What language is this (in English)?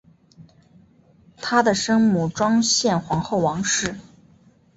Chinese